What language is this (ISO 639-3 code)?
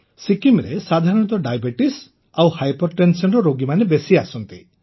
ori